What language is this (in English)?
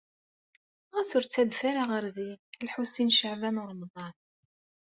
Kabyle